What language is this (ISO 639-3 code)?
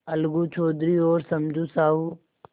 hin